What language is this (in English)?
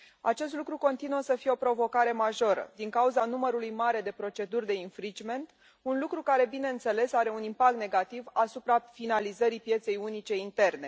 Romanian